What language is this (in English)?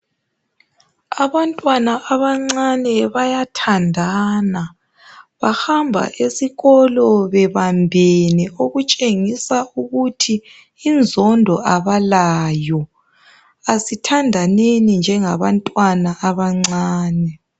North Ndebele